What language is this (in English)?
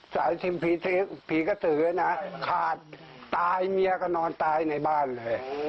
Thai